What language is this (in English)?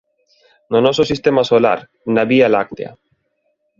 Galician